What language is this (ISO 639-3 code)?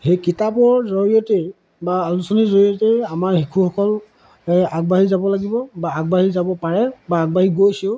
asm